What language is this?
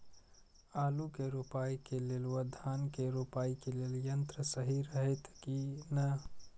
Maithili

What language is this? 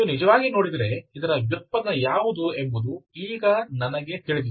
Kannada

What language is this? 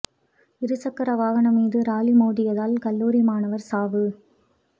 Tamil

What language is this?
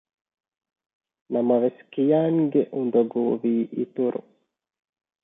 Divehi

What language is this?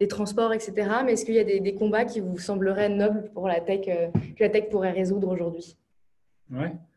French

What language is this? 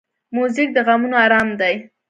Pashto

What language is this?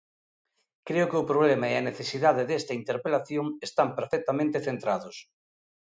Galician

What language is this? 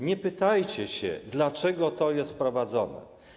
Polish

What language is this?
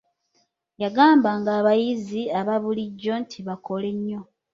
Ganda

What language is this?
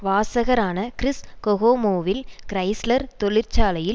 Tamil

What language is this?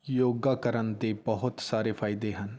Punjabi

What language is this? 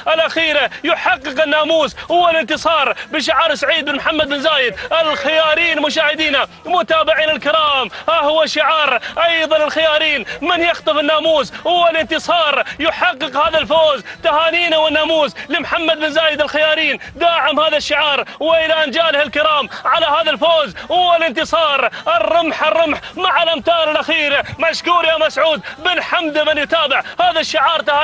Arabic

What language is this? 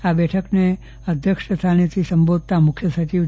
Gujarati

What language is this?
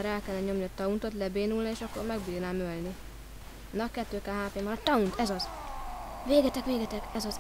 Hungarian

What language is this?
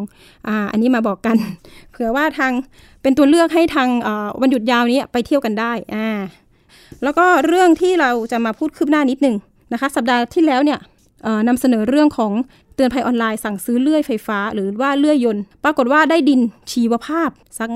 Thai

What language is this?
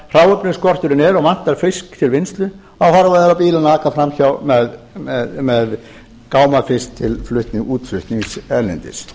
Icelandic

